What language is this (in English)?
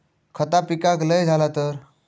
Marathi